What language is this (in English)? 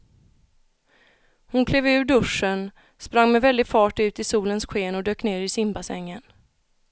Swedish